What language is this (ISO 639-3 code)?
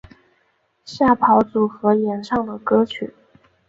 zho